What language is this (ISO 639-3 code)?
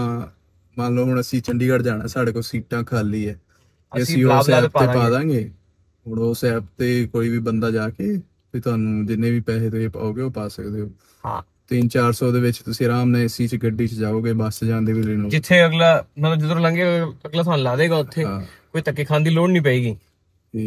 pan